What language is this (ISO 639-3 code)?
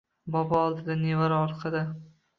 uzb